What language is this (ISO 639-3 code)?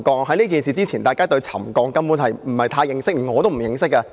yue